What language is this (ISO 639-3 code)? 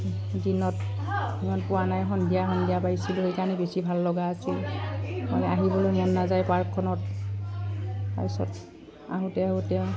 asm